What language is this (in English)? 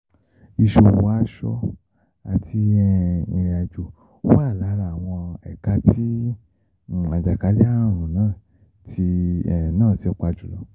Yoruba